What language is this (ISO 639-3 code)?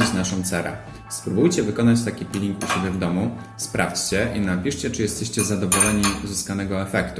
pol